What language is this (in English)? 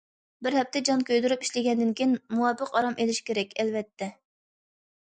Uyghur